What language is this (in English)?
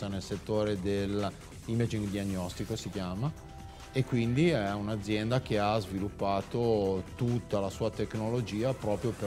Italian